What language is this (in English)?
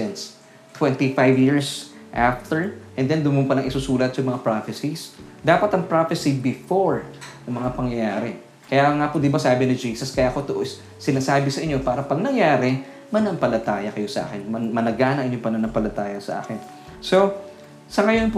Filipino